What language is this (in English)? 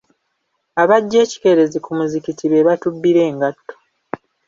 Ganda